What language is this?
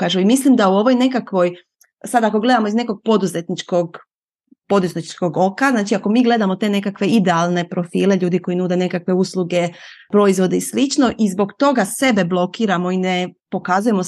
Croatian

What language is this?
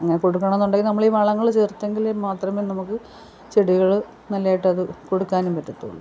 Malayalam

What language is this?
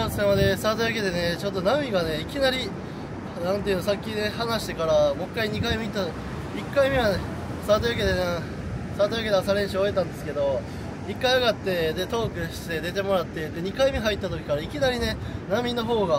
Japanese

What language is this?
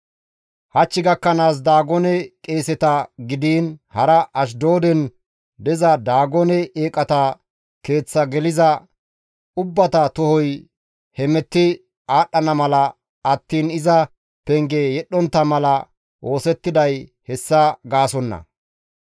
Gamo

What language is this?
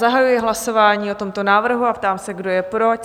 Czech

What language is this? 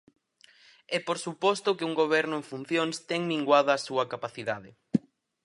Galician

